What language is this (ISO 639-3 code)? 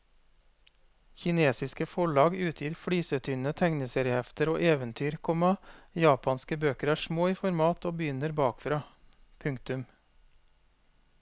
nor